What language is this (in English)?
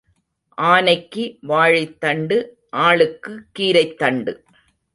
Tamil